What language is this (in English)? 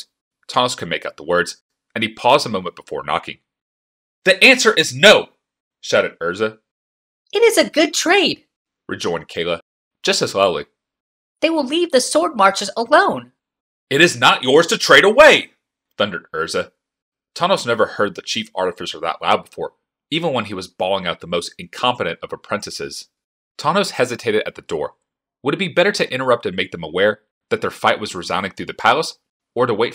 English